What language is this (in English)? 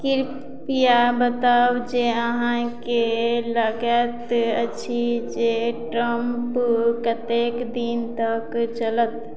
Maithili